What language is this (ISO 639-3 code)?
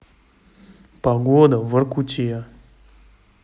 rus